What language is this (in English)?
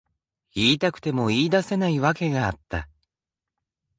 Japanese